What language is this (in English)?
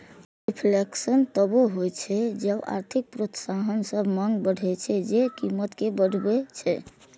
Maithili